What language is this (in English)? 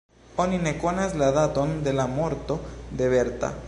Esperanto